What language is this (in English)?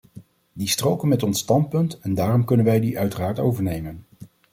Dutch